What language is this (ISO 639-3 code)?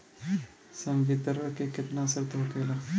bho